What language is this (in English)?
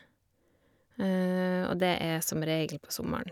Norwegian